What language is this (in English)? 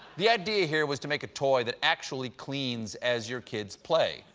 English